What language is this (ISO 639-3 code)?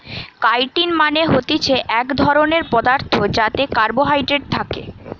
ben